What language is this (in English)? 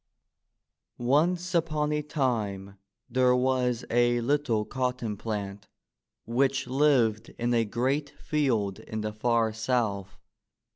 English